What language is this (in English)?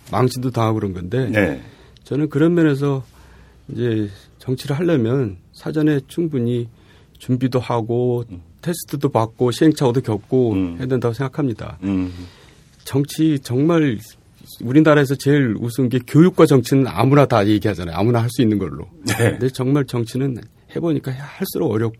Korean